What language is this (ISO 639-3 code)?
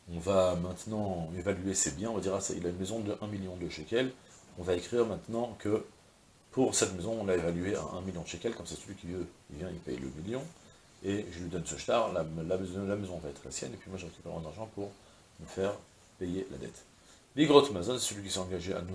fra